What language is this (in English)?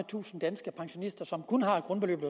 Danish